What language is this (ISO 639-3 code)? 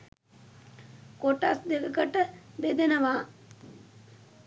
sin